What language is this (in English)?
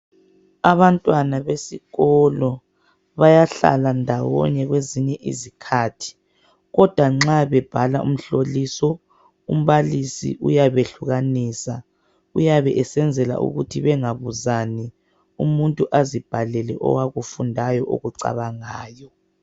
North Ndebele